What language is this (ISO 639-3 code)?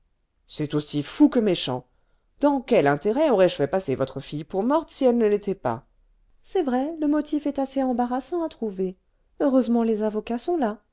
fra